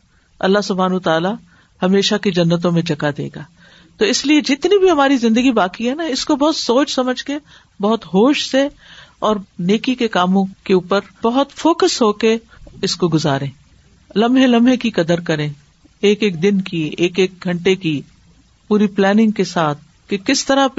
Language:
Urdu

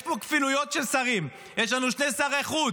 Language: Hebrew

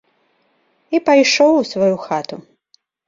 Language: Belarusian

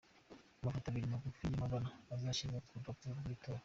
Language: Kinyarwanda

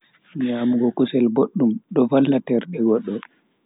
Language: Bagirmi Fulfulde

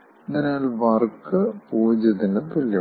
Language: Malayalam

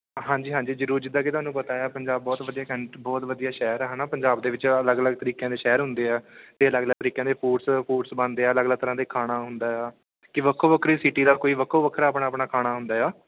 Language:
Punjabi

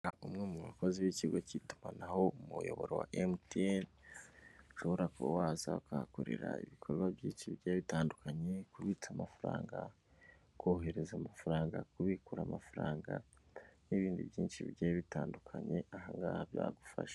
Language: Kinyarwanda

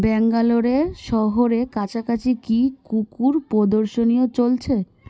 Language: Bangla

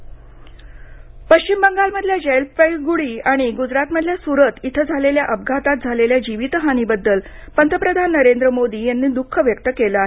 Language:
Marathi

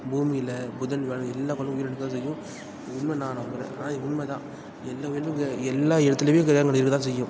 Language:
Tamil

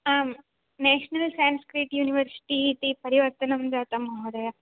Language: Sanskrit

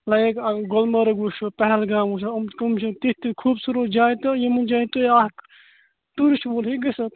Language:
Kashmiri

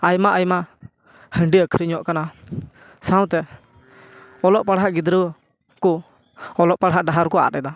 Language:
Santali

